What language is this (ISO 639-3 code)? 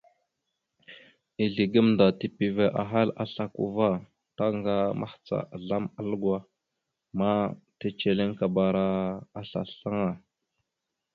mxu